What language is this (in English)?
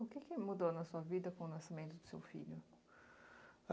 Portuguese